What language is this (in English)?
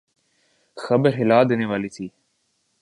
Urdu